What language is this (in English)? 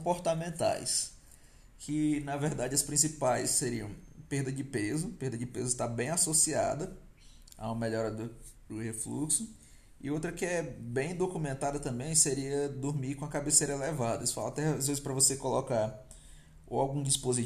Portuguese